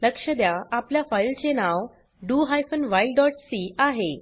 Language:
Marathi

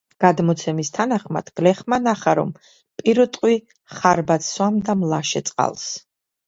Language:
Georgian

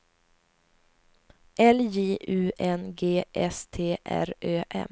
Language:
Swedish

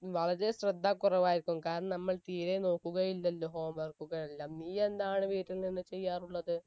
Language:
Malayalam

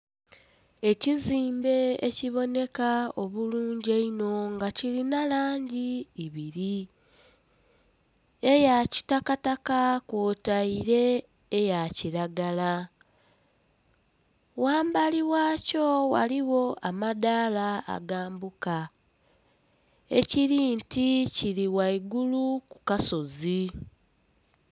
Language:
Soga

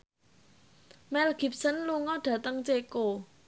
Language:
Javanese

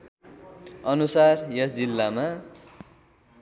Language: Nepali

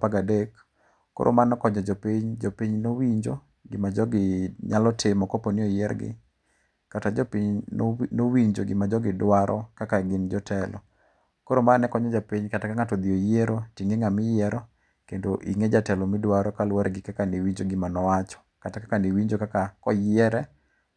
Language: Luo (Kenya and Tanzania)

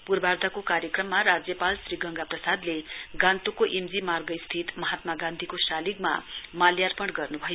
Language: Nepali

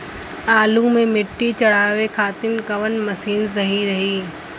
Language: Bhojpuri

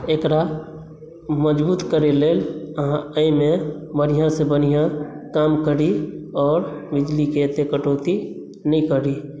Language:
Maithili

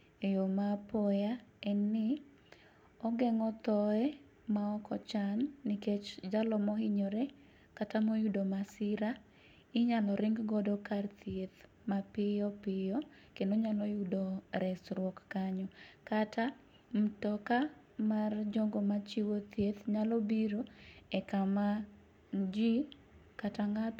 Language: Luo (Kenya and Tanzania)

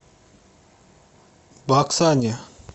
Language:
Russian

